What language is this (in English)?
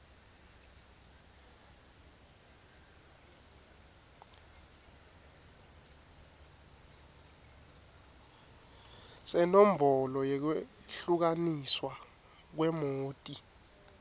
Swati